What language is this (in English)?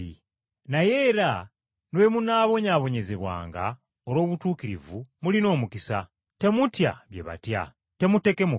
Ganda